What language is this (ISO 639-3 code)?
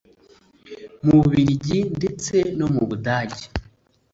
kin